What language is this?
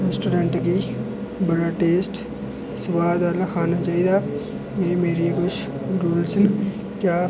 Dogri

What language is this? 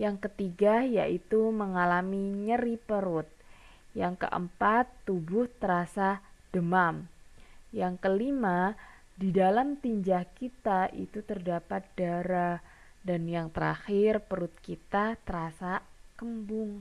Indonesian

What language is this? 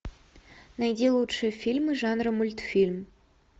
Russian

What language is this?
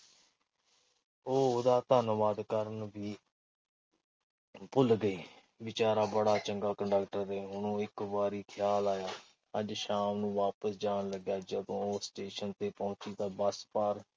Punjabi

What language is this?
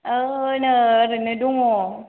Bodo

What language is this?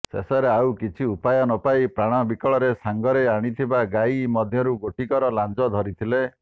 Odia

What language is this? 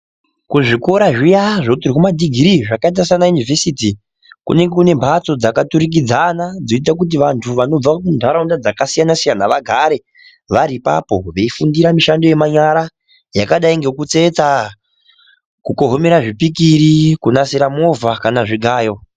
Ndau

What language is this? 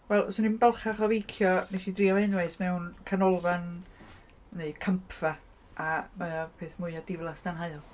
Welsh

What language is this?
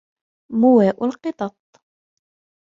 Arabic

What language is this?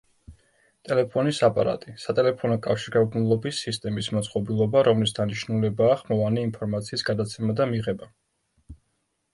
Georgian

